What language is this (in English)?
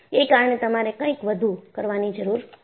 Gujarati